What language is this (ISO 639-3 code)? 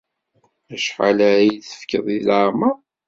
kab